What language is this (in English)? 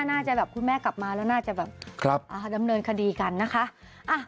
Thai